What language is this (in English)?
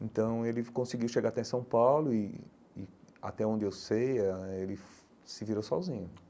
Portuguese